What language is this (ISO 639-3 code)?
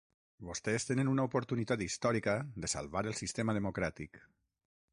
cat